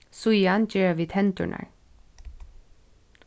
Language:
Faroese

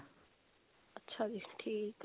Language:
Punjabi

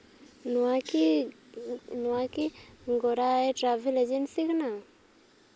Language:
Santali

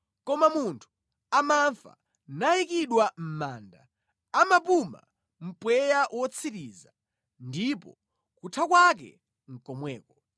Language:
Nyanja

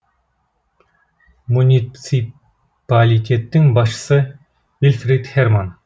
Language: Kazakh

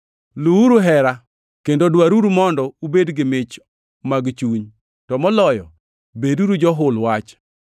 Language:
Luo (Kenya and Tanzania)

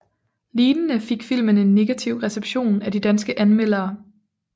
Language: Danish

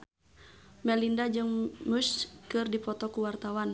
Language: Sundanese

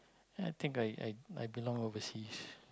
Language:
English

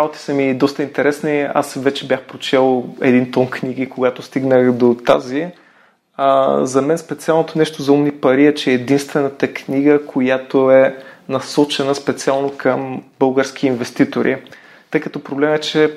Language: Bulgarian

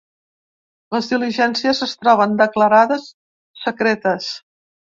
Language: Catalan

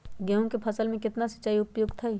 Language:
Magahi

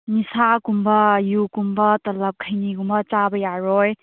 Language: Manipuri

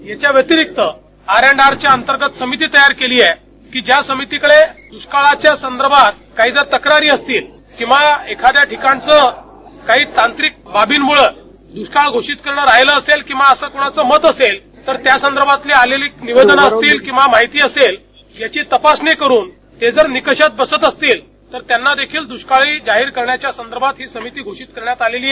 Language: Marathi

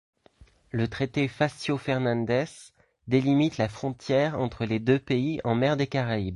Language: French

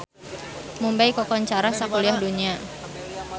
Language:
Sundanese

